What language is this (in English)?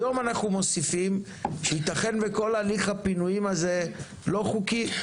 Hebrew